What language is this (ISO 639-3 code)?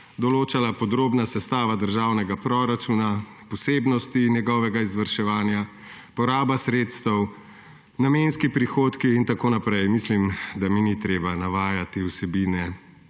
slv